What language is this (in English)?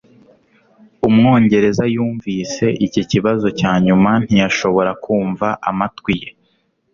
Kinyarwanda